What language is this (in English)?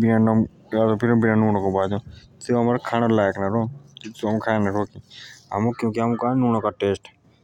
Jaunsari